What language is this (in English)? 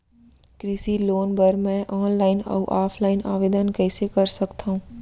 Chhattisgarhi